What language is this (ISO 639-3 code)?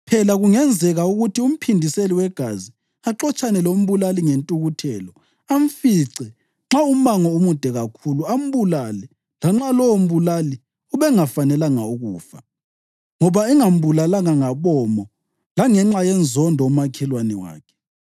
nde